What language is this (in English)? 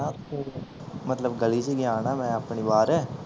Punjabi